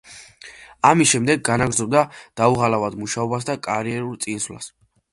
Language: Georgian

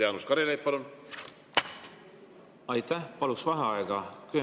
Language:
Estonian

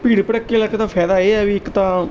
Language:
Punjabi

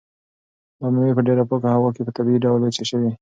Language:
Pashto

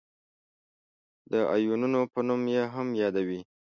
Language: Pashto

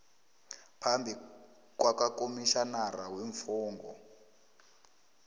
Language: South Ndebele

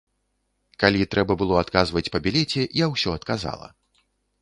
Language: Belarusian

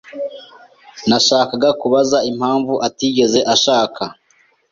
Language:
Kinyarwanda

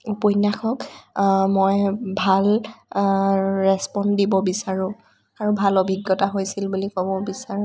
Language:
Assamese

